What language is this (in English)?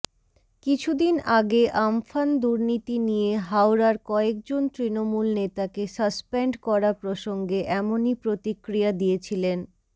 Bangla